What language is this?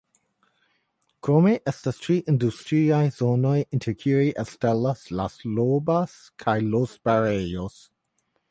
Esperanto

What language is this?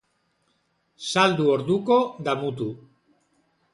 Basque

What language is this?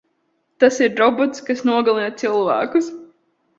Latvian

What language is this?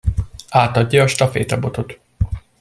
Hungarian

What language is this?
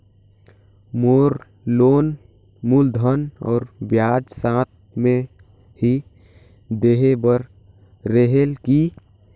Chhattisgarhi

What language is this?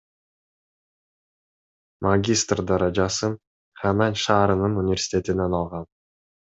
Kyrgyz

